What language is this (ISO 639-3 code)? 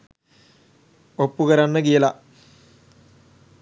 sin